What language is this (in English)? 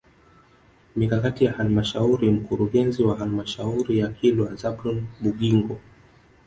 Swahili